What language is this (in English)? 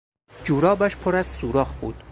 Persian